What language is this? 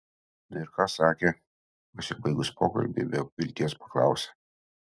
Lithuanian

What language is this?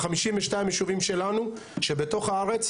Hebrew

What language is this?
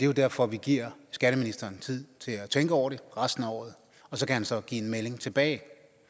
Danish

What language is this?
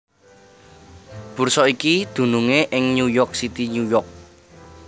Javanese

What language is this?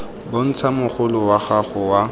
Tswana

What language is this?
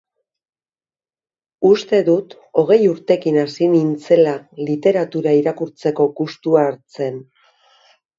Basque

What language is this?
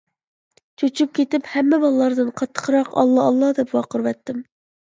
Uyghur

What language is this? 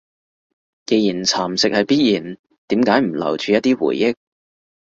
Cantonese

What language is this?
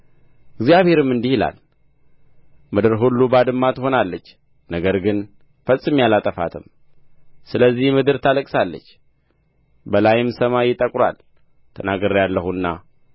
Amharic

